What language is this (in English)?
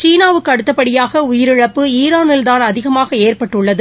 Tamil